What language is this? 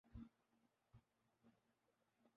Urdu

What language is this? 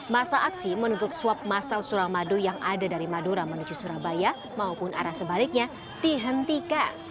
Indonesian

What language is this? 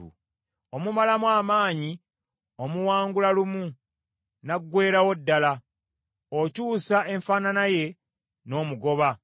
Ganda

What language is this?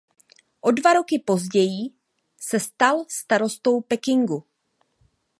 Czech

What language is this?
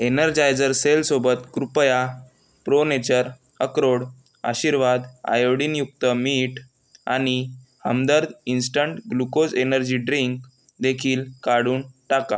Marathi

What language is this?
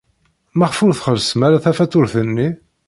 Kabyle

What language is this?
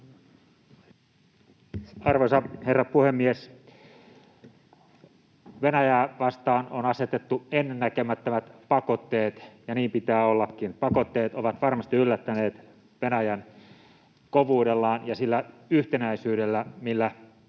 Finnish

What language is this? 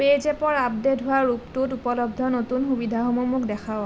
Assamese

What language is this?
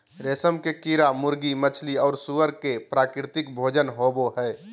Magahi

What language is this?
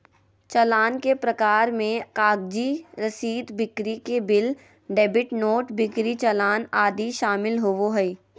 Magahi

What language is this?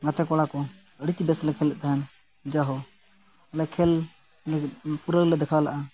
Santali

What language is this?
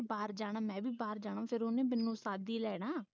Punjabi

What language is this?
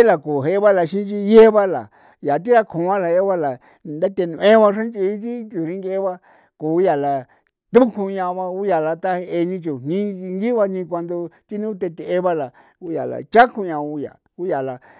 San Felipe Otlaltepec Popoloca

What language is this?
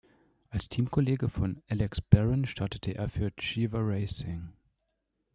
German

